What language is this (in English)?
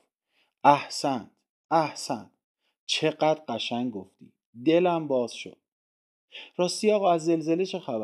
Persian